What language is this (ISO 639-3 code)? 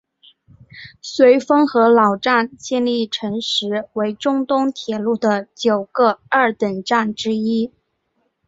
zho